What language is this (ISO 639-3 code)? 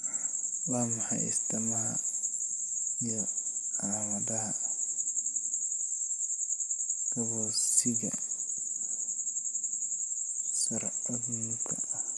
som